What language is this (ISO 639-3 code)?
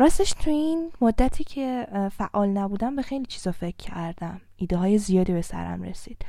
fas